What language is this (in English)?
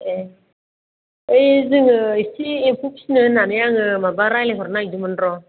Bodo